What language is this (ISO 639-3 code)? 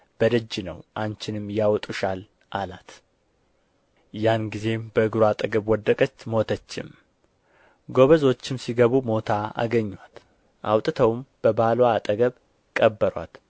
amh